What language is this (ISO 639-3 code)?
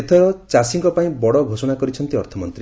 ori